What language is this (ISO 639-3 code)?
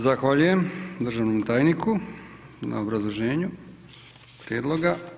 hrv